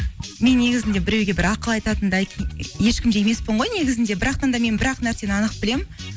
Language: Kazakh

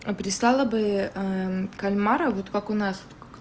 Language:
Russian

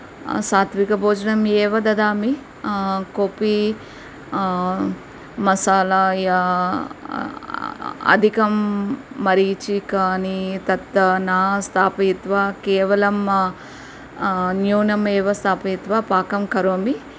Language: Sanskrit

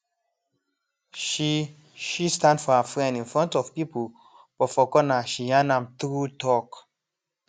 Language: Nigerian Pidgin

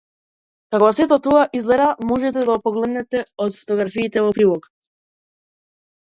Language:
Macedonian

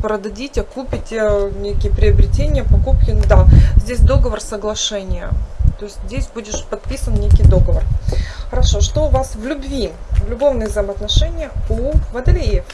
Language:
Russian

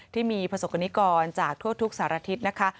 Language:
Thai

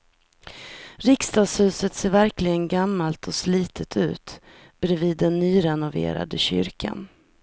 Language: Swedish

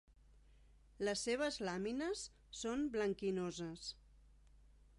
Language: Catalan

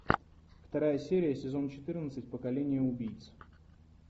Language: Russian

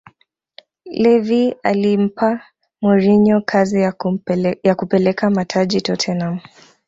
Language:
Swahili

